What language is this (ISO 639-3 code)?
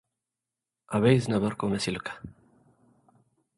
tir